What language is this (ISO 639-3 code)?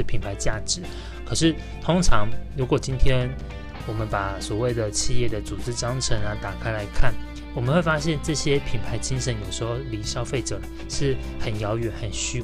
zho